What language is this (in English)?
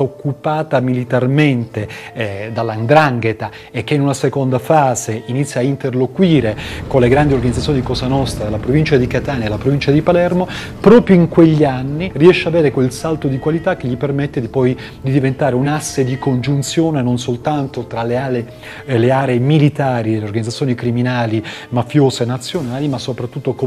Italian